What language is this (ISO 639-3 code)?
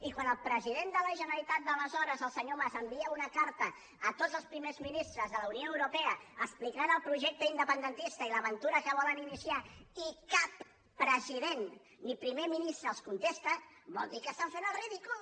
cat